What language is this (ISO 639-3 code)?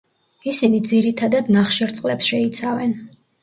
kat